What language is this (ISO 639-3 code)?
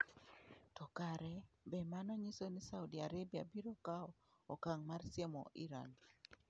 luo